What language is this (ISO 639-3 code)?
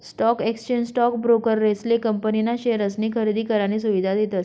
mar